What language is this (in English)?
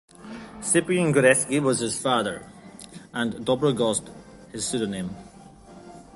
English